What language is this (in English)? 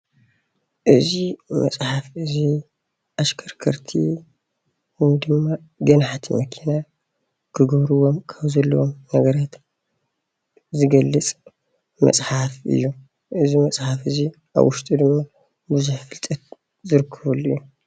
Tigrinya